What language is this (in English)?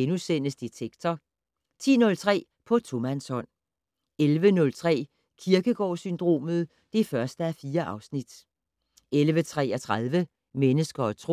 Danish